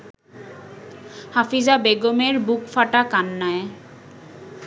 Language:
Bangla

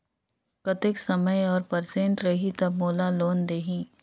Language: Chhattisgarhi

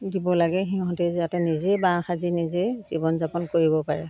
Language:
Assamese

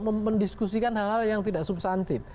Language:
Indonesian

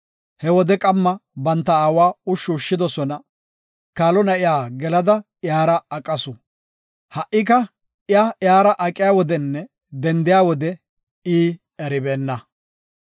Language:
Gofa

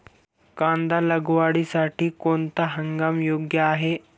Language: Marathi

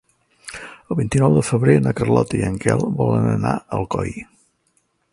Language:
Catalan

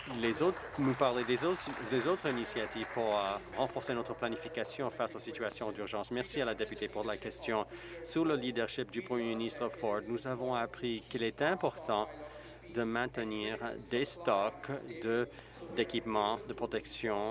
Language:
French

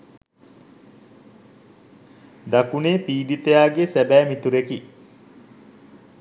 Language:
Sinhala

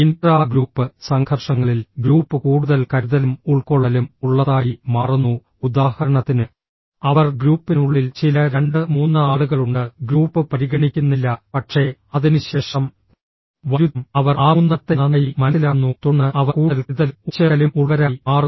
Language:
Malayalam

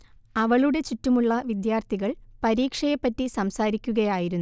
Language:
Malayalam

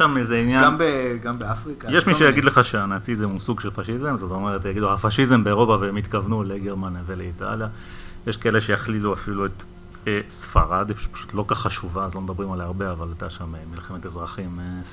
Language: Hebrew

